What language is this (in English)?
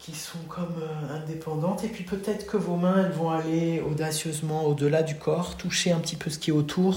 French